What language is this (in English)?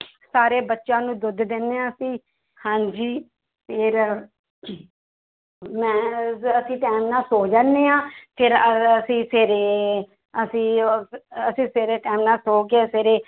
Punjabi